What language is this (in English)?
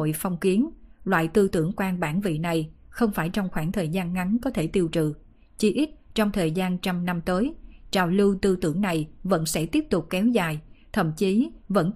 Vietnamese